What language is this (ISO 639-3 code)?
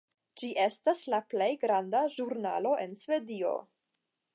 epo